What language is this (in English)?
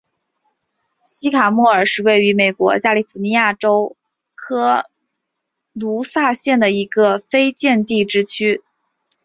Chinese